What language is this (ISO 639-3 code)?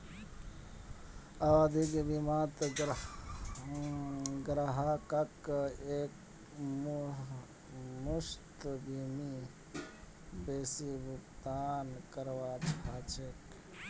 mag